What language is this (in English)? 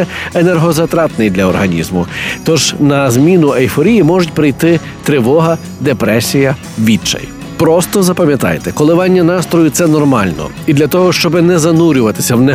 Ukrainian